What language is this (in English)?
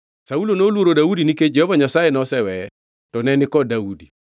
Luo (Kenya and Tanzania)